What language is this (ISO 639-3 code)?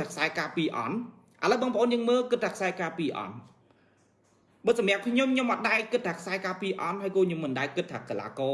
vie